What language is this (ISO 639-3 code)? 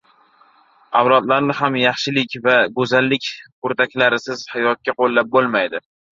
uzb